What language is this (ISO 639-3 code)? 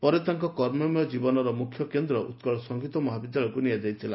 ori